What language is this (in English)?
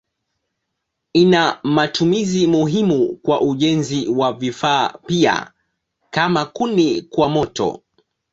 Swahili